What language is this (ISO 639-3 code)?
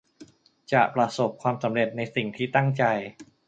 tha